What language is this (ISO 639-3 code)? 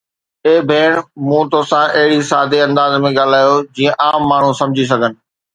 snd